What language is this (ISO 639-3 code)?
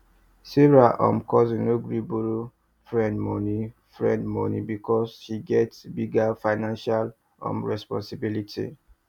pcm